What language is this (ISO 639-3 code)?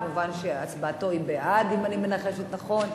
heb